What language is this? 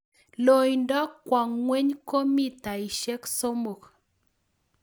Kalenjin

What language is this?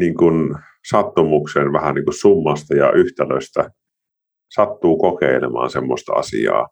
Finnish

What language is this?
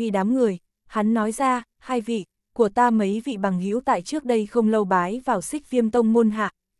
Vietnamese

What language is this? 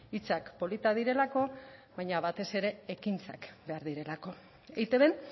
Basque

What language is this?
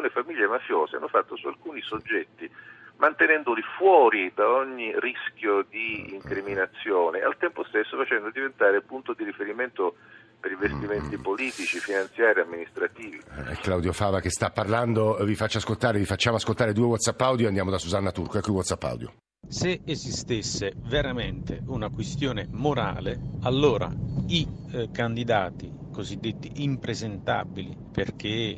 Italian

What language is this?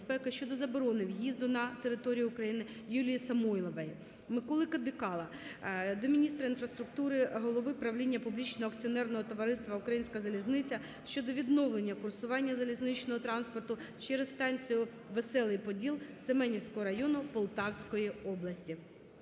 Ukrainian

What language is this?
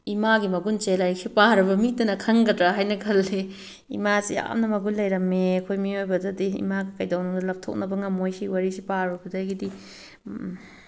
Manipuri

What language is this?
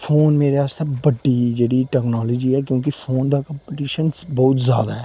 Dogri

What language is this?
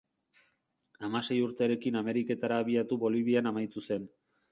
Basque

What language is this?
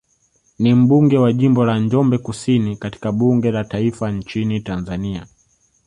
Swahili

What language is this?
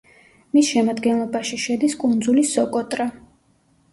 Georgian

